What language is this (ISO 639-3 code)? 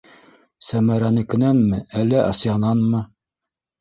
bak